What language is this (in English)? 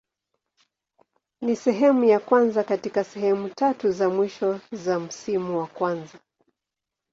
Swahili